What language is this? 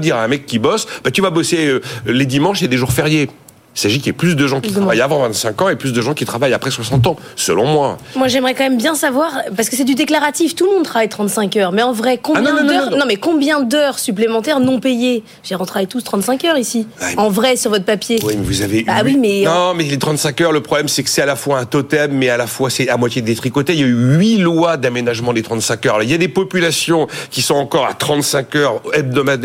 French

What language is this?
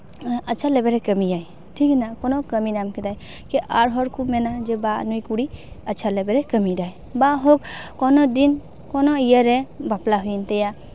Santali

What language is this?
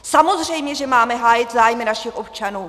Czech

